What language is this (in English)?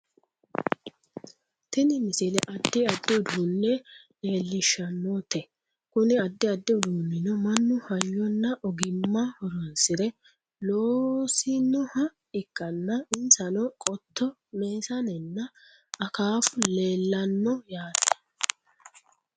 Sidamo